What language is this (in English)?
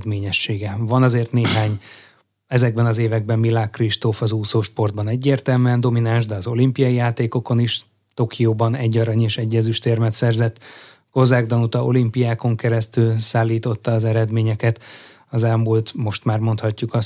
Hungarian